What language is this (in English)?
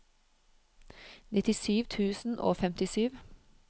Norwegian